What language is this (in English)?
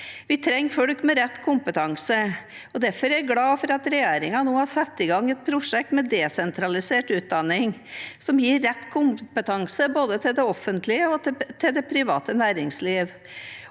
Norwegian